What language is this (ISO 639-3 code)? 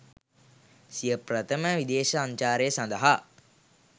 sin